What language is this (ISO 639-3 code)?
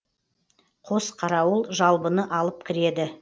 kaz